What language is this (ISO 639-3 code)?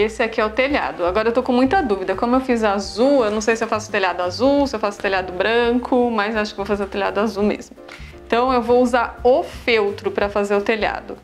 por